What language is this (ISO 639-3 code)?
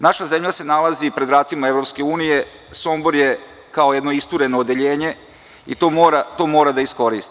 srp